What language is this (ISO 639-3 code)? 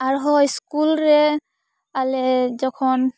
sat